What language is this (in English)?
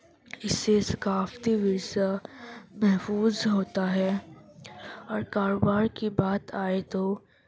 Urdu